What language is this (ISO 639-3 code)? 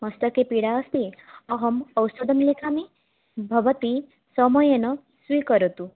san